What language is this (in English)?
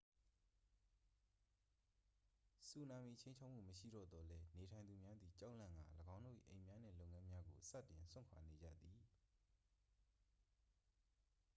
Burmese